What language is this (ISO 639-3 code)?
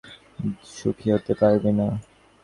ben